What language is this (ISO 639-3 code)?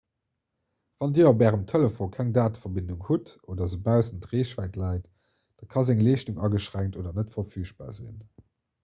ltz